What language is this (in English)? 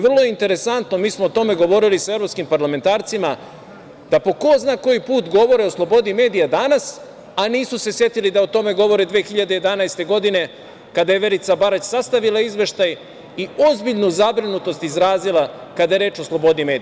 Serbian